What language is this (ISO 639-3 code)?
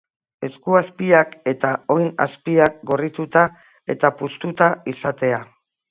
eus